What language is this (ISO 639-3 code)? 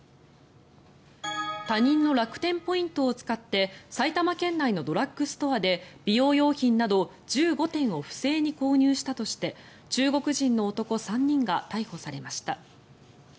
jpn